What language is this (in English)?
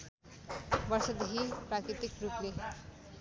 Nepali